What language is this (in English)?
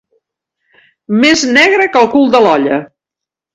Catalan